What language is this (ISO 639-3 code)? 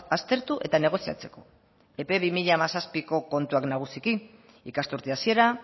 eus